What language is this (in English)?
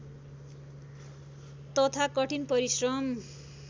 Nepali